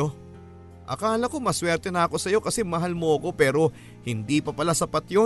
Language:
Filipino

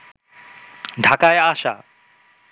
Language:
Bangla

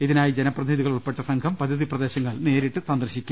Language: Malayalam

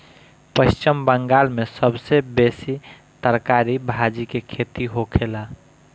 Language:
Bhojpuri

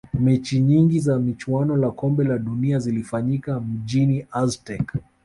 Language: Swahili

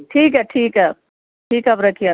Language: Urdu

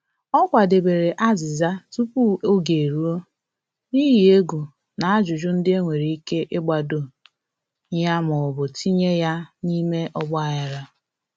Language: Igbo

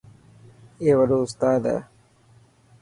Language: Dhatki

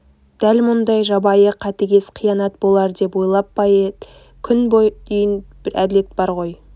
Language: Kazakh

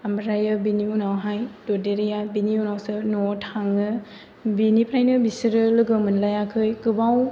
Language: Bodo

